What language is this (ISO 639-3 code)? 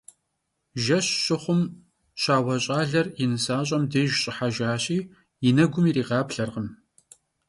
kbd